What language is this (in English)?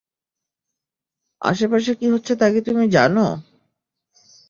Bangla